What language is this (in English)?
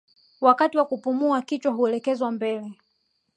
Swahili